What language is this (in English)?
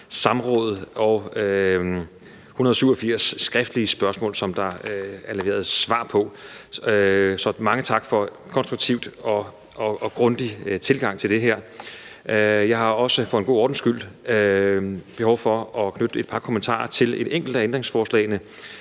Danish